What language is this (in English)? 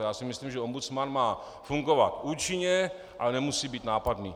Czech